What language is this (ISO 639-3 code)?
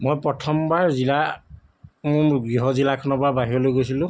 asm